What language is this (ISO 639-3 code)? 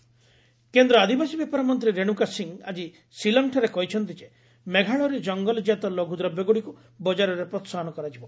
ori